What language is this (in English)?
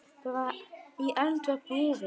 Icelandic